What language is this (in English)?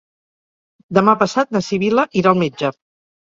Catalan